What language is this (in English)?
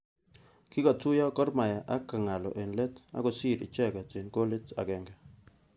Kalenjin